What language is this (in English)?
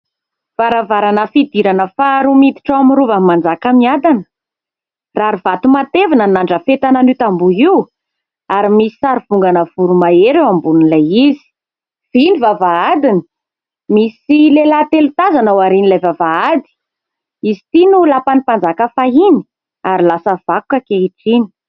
Malagasy